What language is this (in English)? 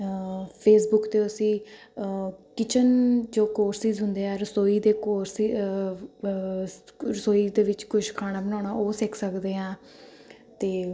Punjabi